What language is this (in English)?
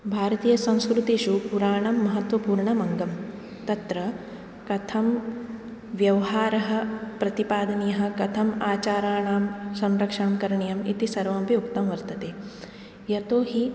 Sanskrit